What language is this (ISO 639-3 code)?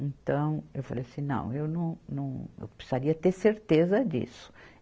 por